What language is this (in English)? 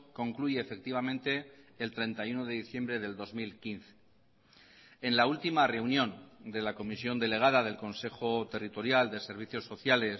Spanish